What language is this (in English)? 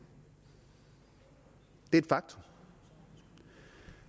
Danish